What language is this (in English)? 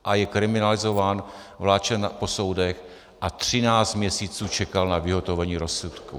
Czech